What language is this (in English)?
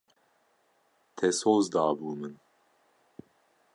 Kurdish